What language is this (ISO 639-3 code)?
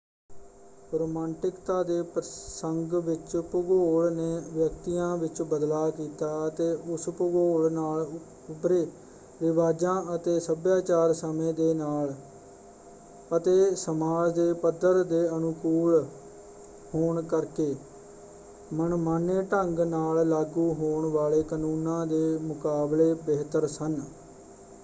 pan